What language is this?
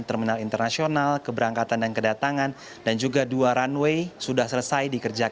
Indonesian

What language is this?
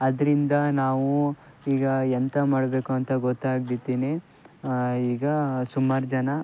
Kannada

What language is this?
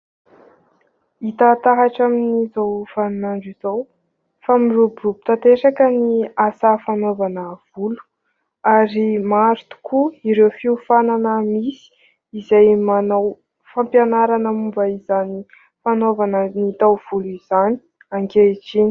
Malagasy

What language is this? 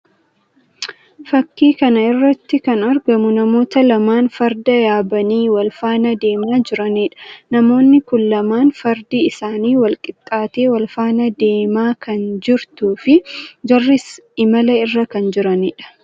Oromo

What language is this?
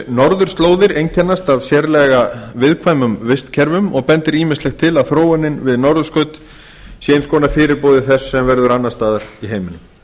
Icelandic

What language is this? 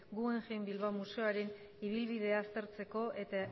Basque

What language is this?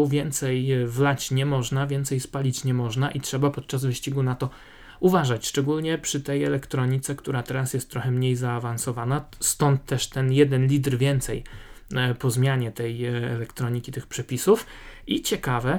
Polish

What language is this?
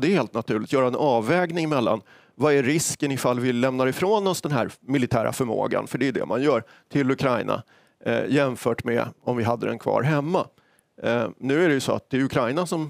Swedish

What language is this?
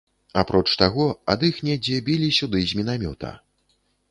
Belarusian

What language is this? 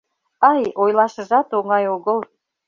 Mari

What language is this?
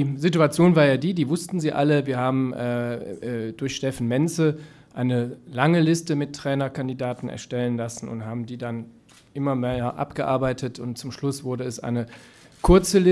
German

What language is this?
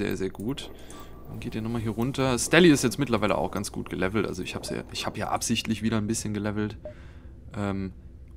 German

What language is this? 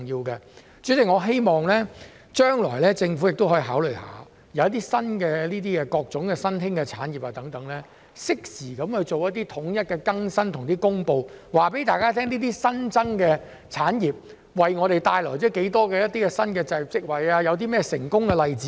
Cantonese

